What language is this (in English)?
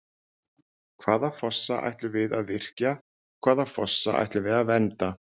Icelandic